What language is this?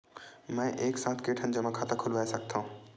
Chhattisgarhi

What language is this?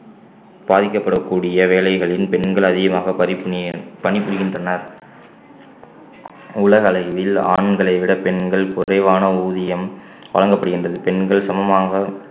Tamil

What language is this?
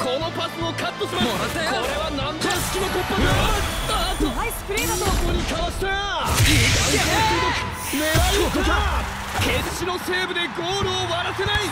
Japanese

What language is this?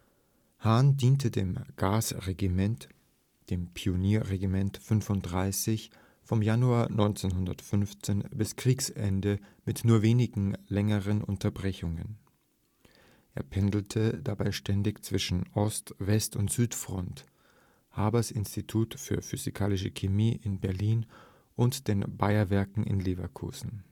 German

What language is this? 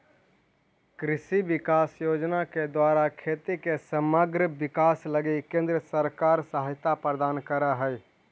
Magahi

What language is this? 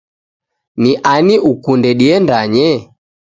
Taita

